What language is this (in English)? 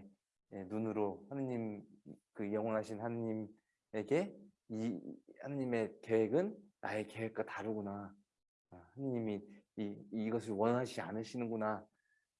Korean